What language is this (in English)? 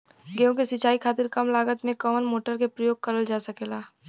Bhojpuri